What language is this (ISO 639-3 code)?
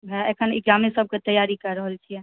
mai